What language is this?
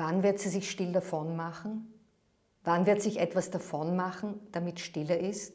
German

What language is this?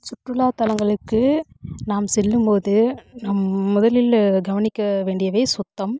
Tamil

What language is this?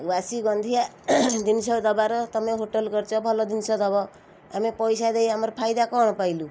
Odia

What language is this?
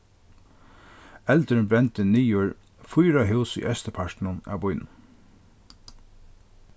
Faroese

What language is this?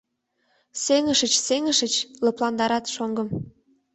Mari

